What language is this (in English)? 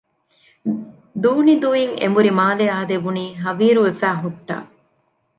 Divehi